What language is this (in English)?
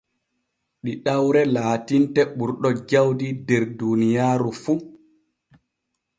Borgu Fulfulde